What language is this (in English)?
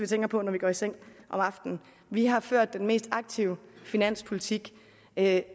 Danish